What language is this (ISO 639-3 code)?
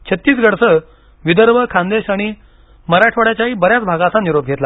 mar